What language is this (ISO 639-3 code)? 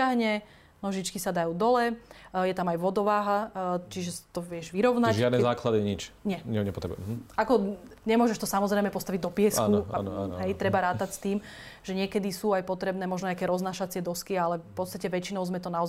slk